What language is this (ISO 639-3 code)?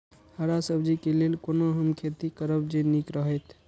mai